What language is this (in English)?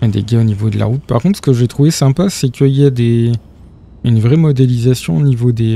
French